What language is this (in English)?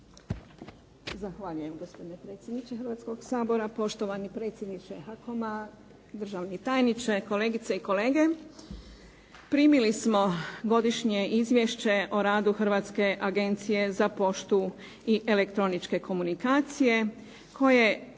Croatian